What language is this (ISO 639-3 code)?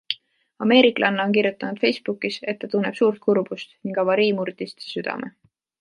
est